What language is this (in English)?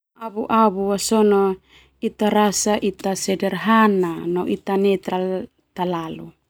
Termanu